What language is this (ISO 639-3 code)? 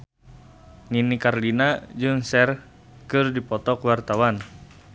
sun